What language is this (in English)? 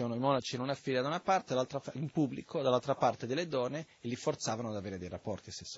Italian